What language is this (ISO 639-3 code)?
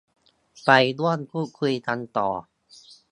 tha